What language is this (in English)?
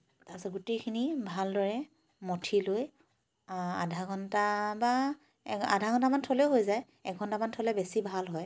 Assamese